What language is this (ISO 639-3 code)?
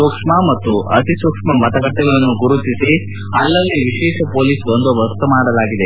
kan